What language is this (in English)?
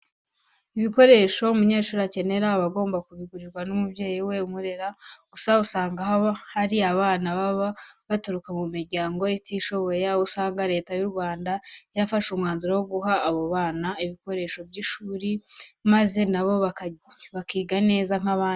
Kinyarwanda